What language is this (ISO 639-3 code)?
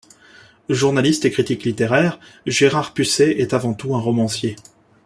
fra